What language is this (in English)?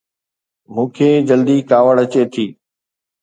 Sindhi